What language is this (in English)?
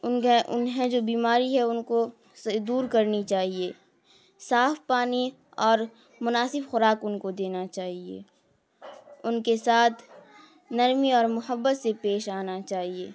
Urdu